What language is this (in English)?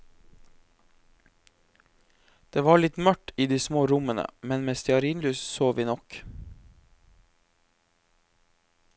Norwegian